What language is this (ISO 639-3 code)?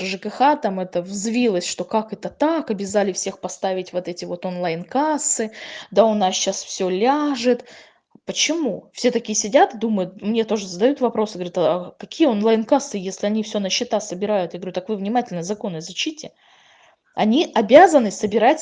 rus